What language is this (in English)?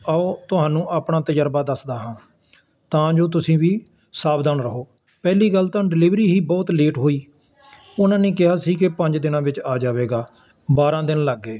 Punjabi